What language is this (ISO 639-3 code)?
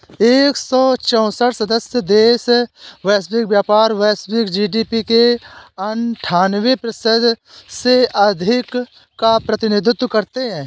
hin